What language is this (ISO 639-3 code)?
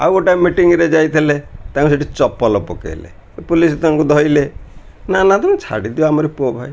ori